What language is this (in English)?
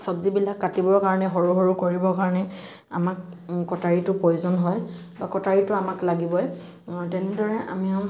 Assamese